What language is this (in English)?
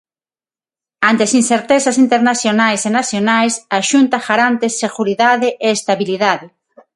Galician